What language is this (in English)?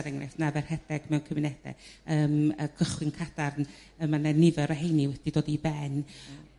Welsh